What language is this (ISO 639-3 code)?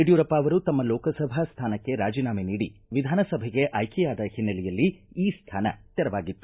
kan